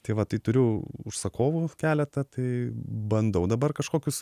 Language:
Lithuanian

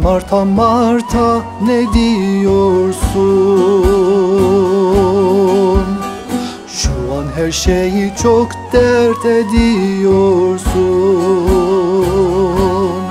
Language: Turkish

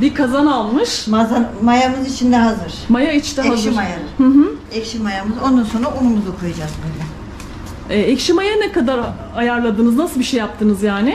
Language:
Turkish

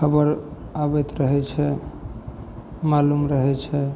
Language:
Maithili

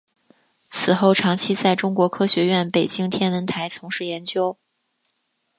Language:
Chinese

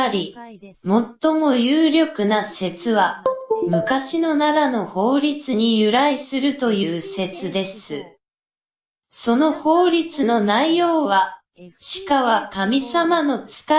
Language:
Japanese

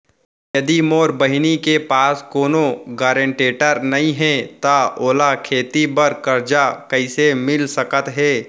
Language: Chhattisgarhi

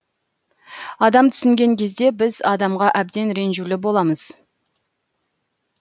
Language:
Kazakh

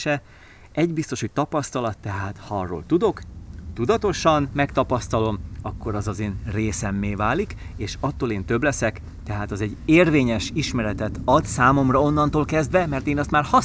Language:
Hungarian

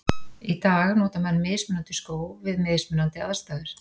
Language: Icelandic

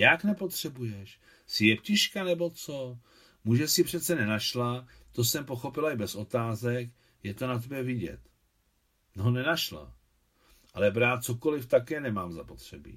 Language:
Czech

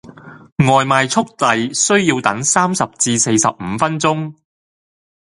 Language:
Cantonese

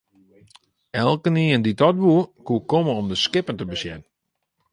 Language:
Western Frisian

